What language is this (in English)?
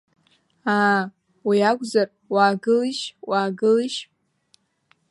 Abkhazian